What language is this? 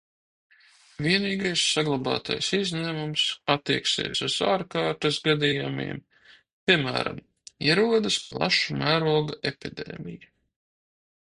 Latvian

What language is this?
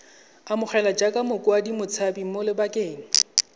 Tswana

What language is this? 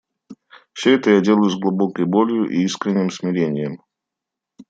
Russian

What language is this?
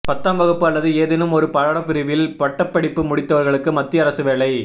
Tamil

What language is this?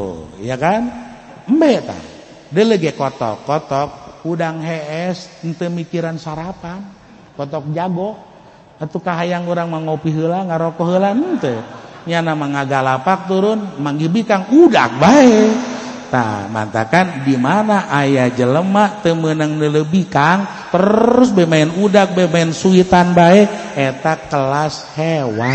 Indonesian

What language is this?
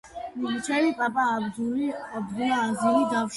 Georgian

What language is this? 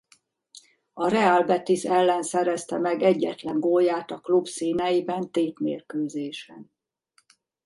Hungarian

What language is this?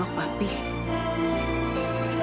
Indonesian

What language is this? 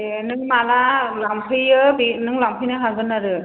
Bodo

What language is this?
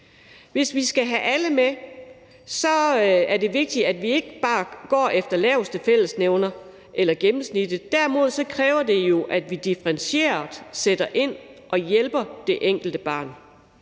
Danish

